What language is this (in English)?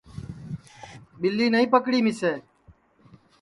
Sansi